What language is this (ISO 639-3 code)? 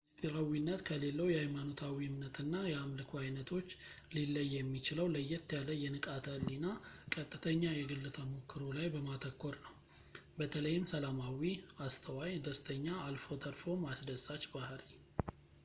amh